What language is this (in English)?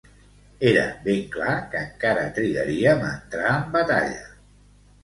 Catalan